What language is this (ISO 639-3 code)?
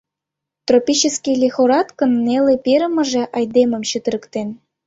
chm